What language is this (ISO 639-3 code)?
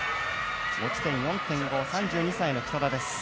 jpn